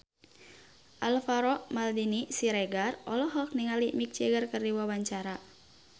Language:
Sundanese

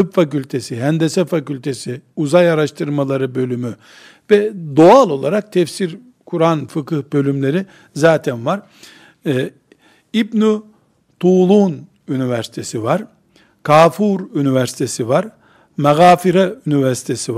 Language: Turkish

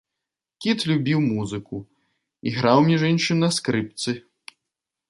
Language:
Belarusian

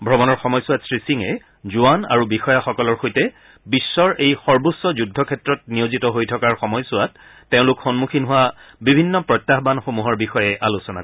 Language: Assamese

